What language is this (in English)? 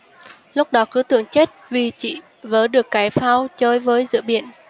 Vietnamese